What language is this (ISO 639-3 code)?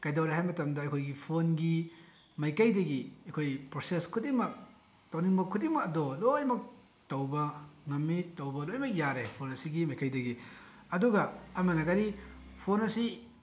mni